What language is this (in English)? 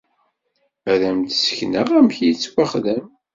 Kabyle